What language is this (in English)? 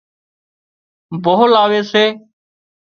Wadiyara Koli